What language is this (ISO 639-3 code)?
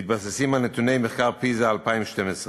heb